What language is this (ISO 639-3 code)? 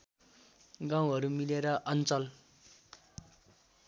nep